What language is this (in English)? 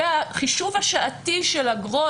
Hebrew